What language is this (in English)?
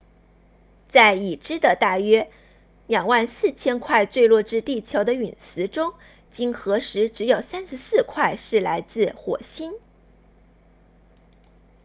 Chinese